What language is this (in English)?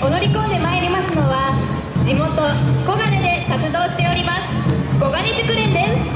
Japanese